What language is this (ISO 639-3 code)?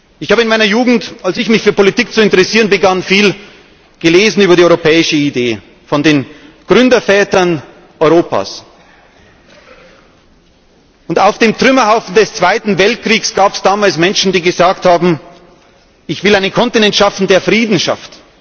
deu